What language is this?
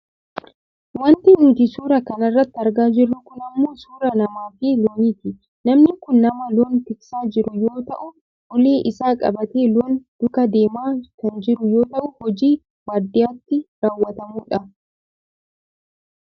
Oromo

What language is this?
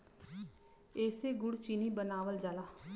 Bhojpuri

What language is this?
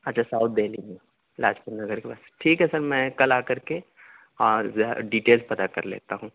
Urdu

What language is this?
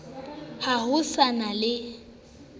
Southern Sotho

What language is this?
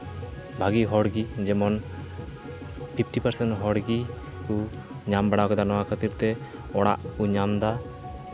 Santali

